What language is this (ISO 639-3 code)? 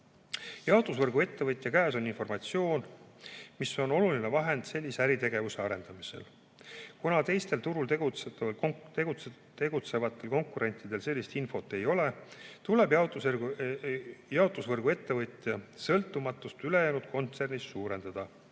est